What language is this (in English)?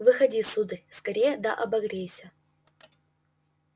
Russian